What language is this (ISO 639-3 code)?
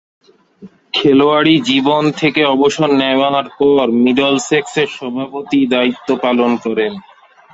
ben